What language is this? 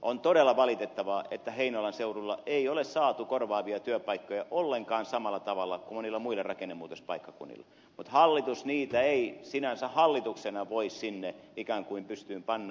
Finnish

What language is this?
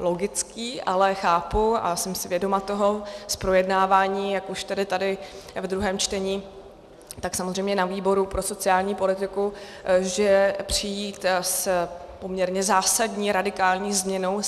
Czech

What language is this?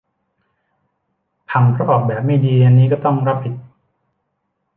Thai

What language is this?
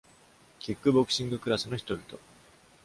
Japanese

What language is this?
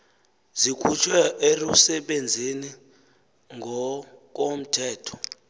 Xhosa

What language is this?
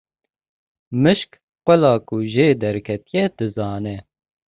Kurdish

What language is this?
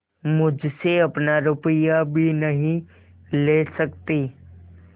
Hindi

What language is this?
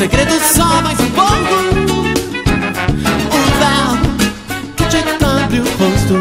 Portuguese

